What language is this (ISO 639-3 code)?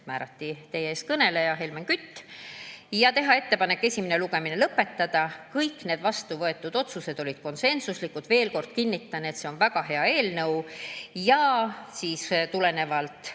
est